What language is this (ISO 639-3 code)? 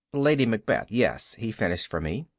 eng